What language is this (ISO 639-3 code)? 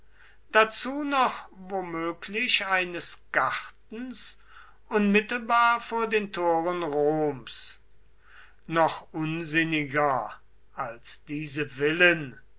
deu